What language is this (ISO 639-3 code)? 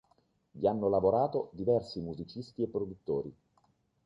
ita